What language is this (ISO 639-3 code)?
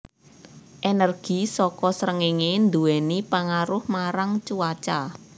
jav